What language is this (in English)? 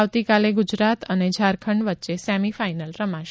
Gujarati